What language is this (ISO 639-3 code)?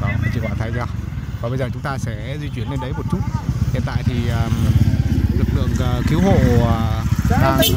vie